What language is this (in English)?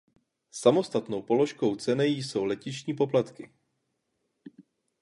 Czech